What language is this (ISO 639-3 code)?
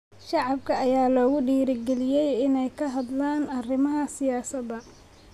som